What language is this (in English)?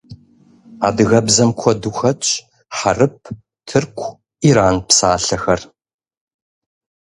Kabardian